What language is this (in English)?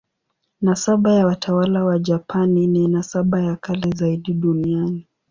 Swahili